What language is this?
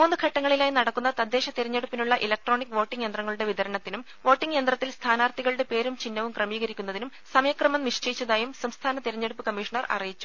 Malayalam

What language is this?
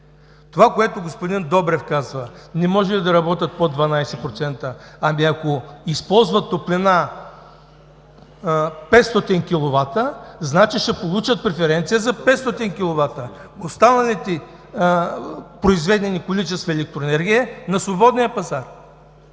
Bulgarian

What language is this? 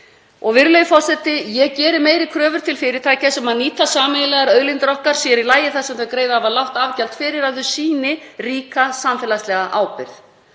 Icelandic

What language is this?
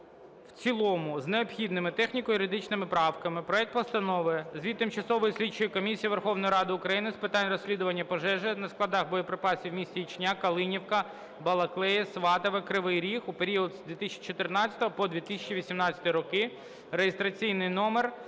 Ukrainian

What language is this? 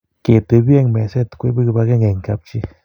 Kalenjin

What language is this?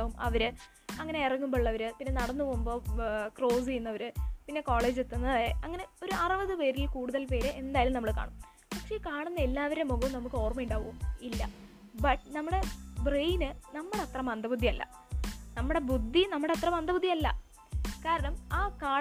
Malayalam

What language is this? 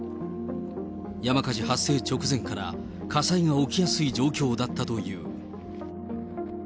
Japanese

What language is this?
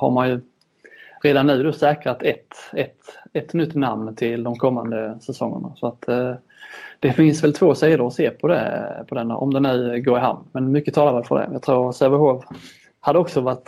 Swedish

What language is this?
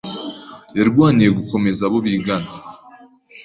Kinyarwanda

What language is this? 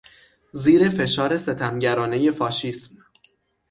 Persian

